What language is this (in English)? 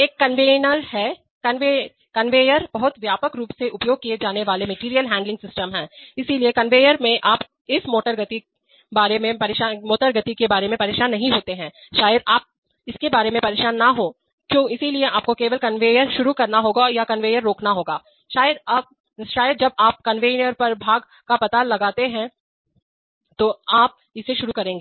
Hindi